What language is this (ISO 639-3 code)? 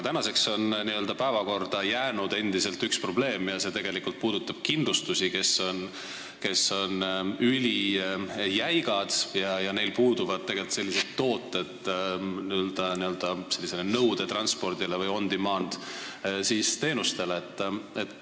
est